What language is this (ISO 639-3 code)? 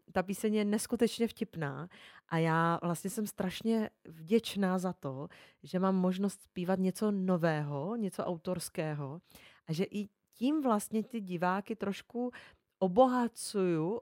ces